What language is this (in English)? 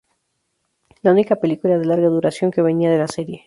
Spanish